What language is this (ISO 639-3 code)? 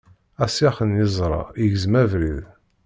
kab